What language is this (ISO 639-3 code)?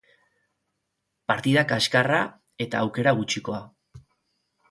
eus